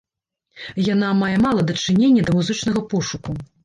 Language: Belarusian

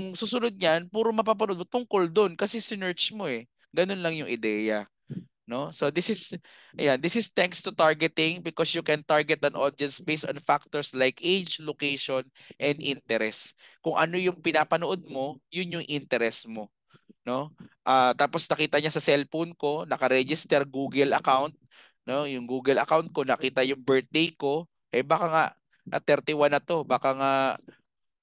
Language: Filipino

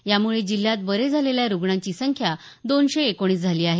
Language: Marathi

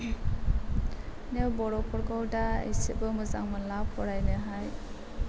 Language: Bodo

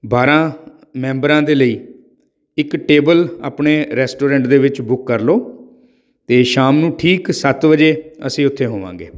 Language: Punjabi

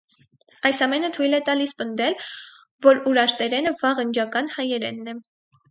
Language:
Armenian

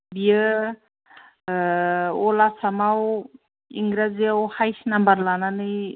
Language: Bodo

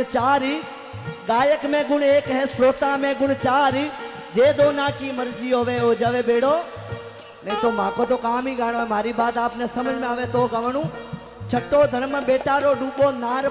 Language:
Hindi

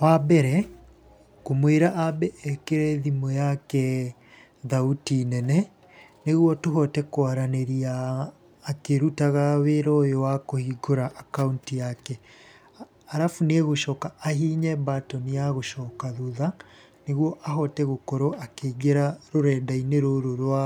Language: Kikuyu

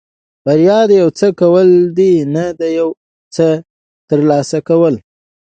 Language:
Pashto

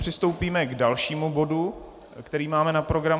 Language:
Czech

